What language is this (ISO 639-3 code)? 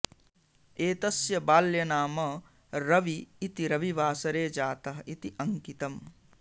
san